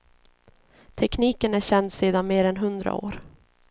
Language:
Swedish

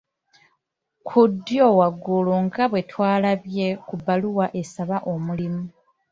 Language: Ganda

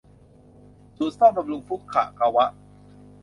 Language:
Thai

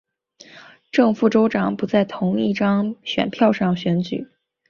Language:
Chinese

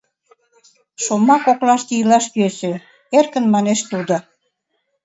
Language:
Mari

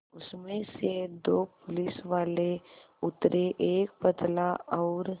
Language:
Hindi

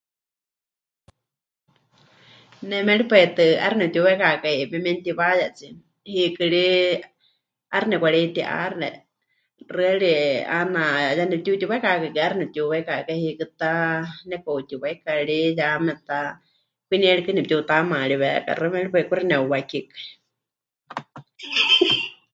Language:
Huichol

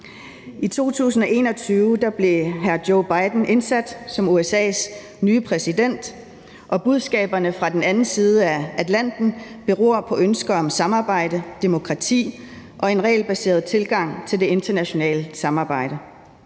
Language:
Danish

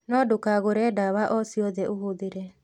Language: Kikuyu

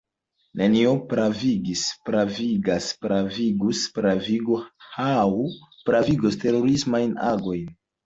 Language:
Esperanto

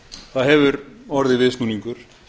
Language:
Icelandic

